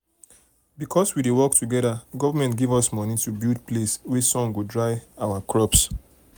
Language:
Nigerian Pidgin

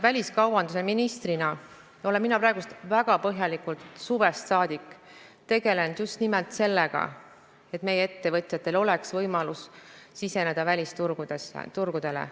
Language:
Estonian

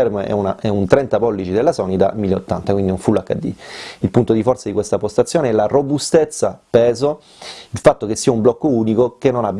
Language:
Italian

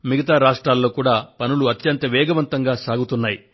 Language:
Telugu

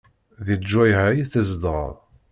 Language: Kabyle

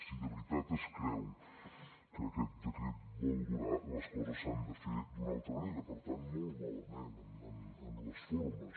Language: Catalan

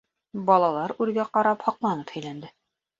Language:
Bashkir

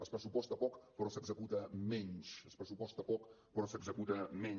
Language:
Catalan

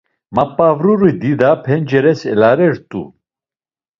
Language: Laz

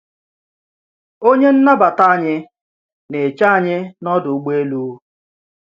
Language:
Igbo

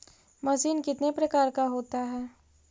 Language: Magahi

